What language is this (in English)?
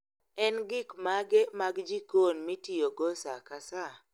Luo (Kenya and Tanzania)